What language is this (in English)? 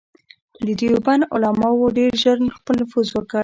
Pashto